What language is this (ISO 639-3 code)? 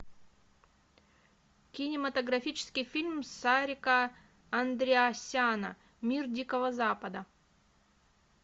rus